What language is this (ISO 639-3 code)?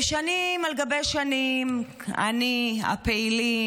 heb